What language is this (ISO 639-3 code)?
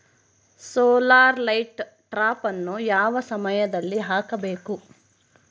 kan